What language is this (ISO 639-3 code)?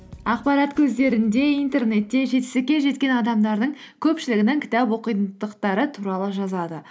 kaz